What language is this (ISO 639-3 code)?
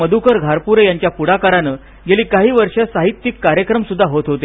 mar